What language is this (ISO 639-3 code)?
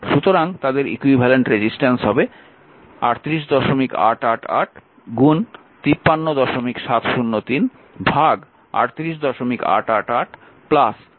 ben